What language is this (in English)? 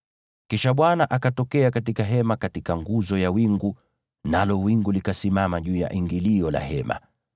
Swahili